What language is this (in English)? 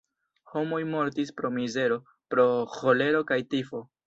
Esperanto